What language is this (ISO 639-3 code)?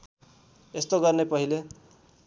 nep